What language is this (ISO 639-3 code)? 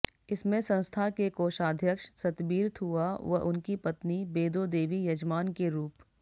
hin